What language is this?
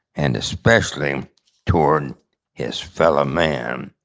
English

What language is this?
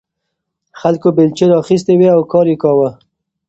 Pashto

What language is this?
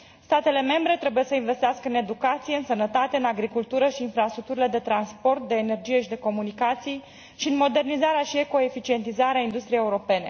Romanian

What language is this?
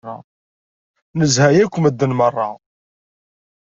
Kabyle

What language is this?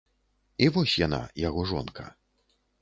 Belarusian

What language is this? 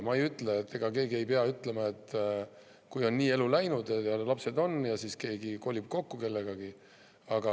Estonian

